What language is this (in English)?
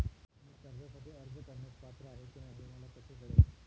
Marathi